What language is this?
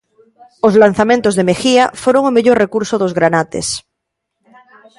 Galician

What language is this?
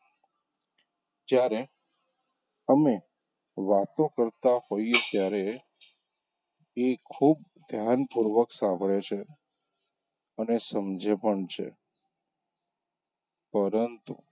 Gujarati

